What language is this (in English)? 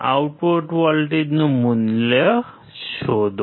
Gujarati